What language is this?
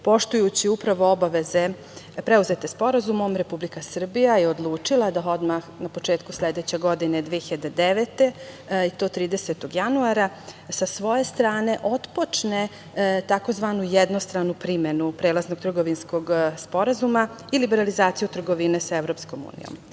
Serbian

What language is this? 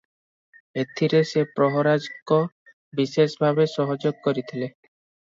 Odia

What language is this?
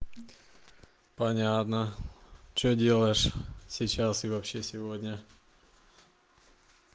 Russian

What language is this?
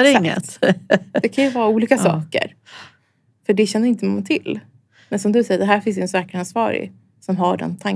Swedish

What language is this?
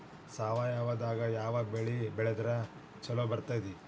Kannada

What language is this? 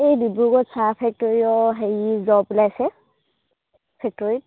Assamese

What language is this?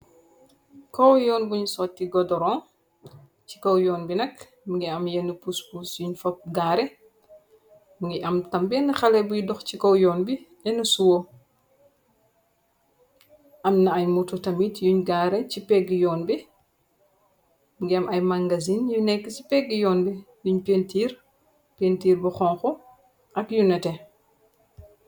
Wolof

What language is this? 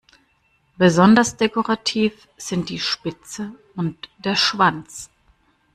German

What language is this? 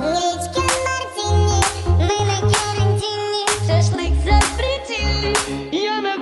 Romanian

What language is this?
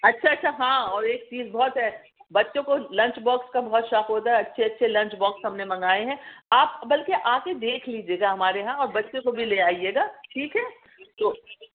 Urdu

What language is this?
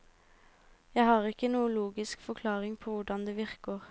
Norwegian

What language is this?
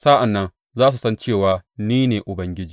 Hausa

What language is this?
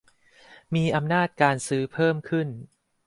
Thai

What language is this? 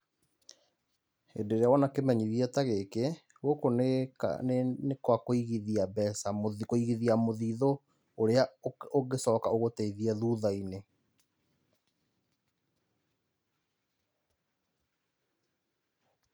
Kikuyu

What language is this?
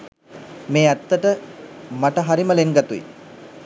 Sinhala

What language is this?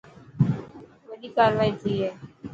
Dhatki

